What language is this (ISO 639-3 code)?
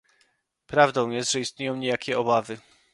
pol